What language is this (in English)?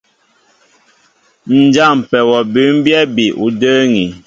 Mbo (Cameroon)